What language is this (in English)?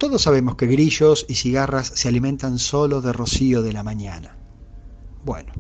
Spanish